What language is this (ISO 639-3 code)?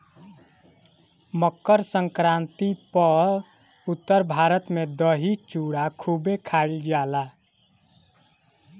bho